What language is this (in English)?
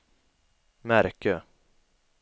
Swedish